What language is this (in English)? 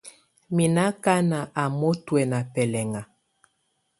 Tunen